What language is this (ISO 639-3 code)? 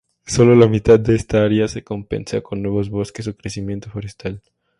spa